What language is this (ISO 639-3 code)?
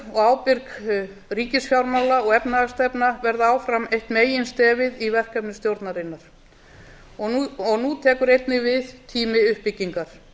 isl